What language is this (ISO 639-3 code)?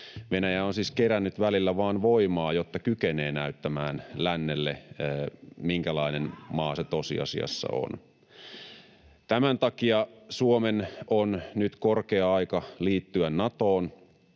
fin